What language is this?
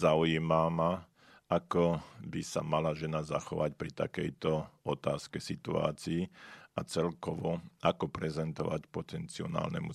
Slovak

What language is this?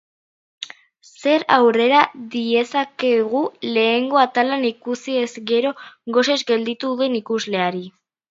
Basque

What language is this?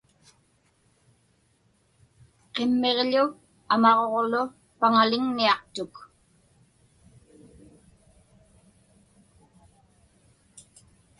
Inupiaq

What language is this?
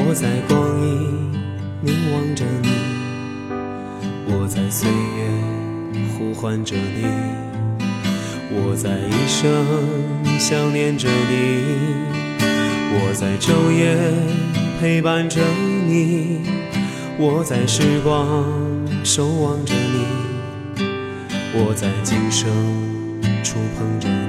Chinese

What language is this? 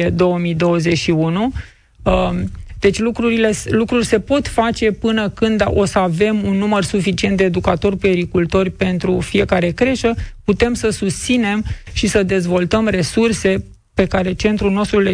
Romanian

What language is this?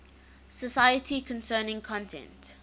English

